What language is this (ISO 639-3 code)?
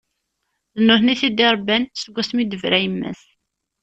kab